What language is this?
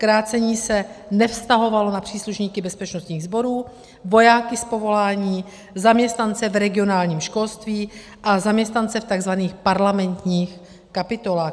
Czech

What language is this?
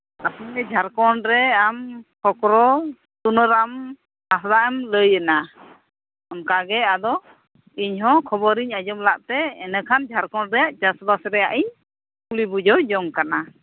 Santali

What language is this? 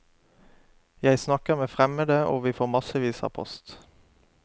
Norwegian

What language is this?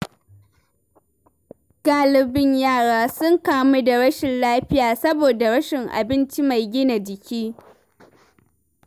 Hausa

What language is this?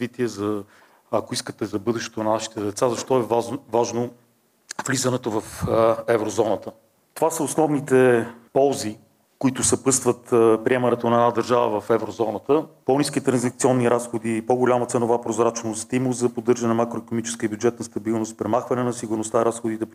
Bulgarian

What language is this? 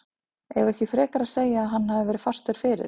Icelandic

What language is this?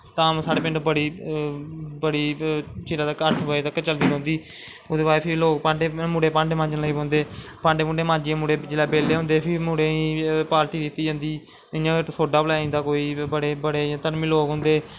Dogri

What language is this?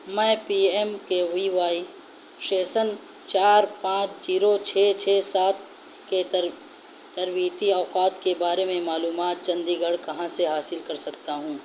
Urdu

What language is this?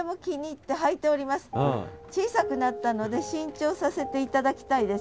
Japanese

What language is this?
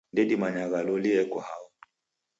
Taita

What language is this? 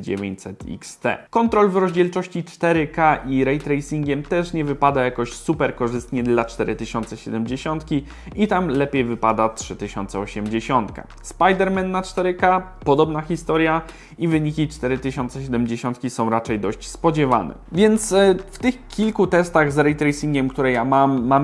Polish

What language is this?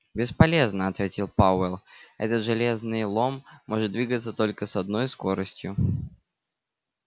Russian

